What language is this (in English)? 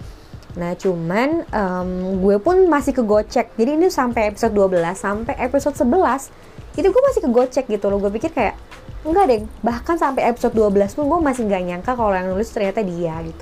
Indonesian